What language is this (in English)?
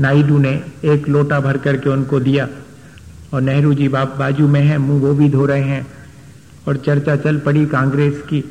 Hindi